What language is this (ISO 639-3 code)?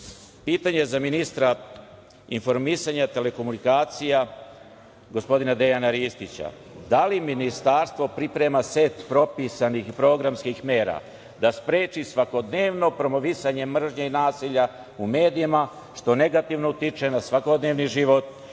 srp